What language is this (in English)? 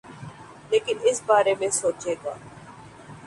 Urdu